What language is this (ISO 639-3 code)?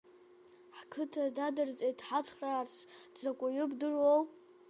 abk